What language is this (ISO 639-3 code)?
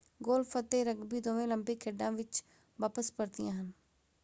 pan